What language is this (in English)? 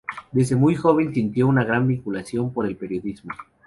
Spanish